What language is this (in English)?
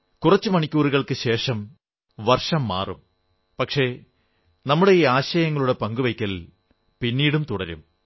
Malayalam